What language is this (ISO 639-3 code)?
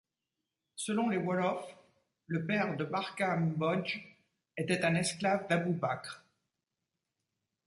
fra